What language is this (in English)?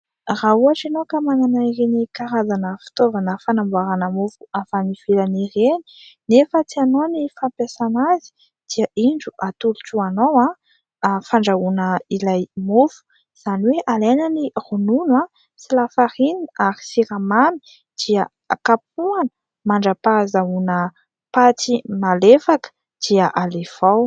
Malagasy